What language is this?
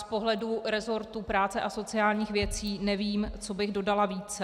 Czech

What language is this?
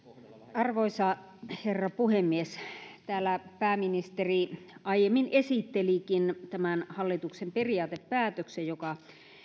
Finnish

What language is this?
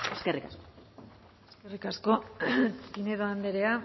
Basque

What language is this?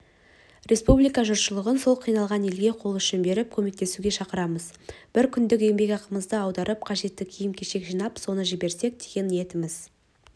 Kazakh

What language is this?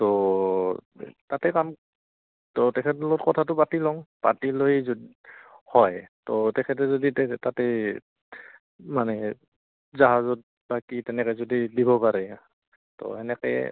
Assamese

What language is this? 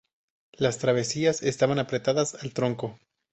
Spanish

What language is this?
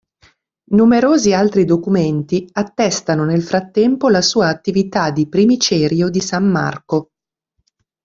Italian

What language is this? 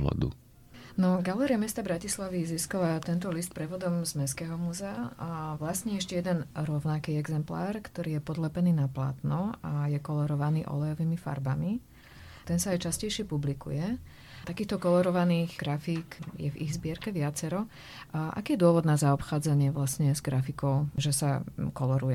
Slovak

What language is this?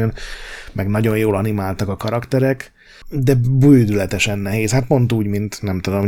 Hungarian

